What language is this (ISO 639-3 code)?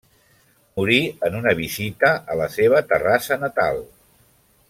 cat